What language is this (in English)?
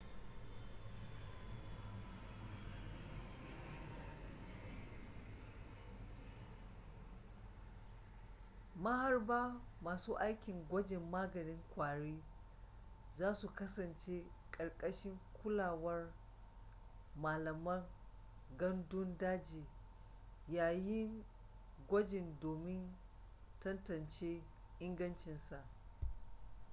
Hausa